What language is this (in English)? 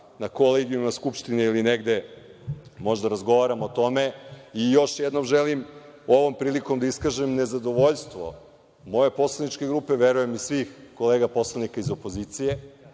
Serbian